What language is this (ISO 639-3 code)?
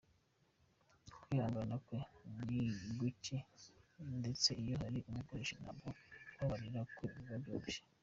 kin